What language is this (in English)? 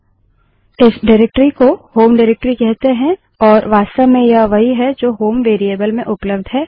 Hindi